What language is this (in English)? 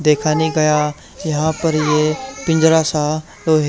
Hindi